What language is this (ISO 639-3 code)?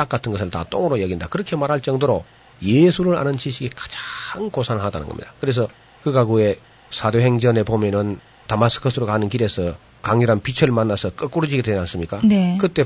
kor